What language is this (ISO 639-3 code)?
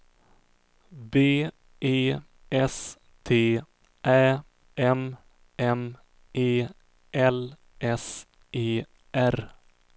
swe